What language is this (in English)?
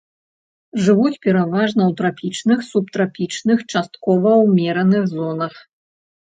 Belarusian